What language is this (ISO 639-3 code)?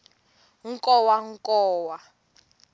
tso